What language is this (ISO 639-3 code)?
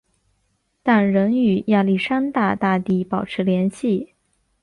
zho